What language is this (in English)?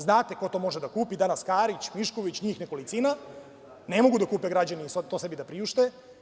Serbian